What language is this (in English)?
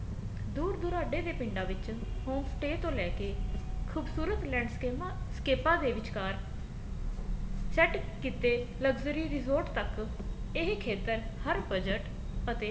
Punjabi